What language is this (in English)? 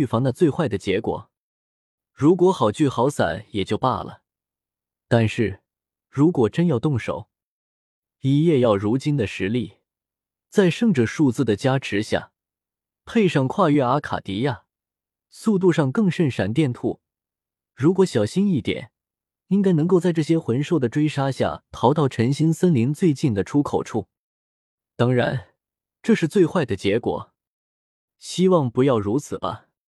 Chinese